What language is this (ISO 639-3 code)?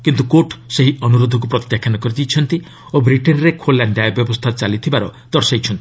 ori